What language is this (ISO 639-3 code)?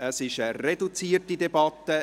gsw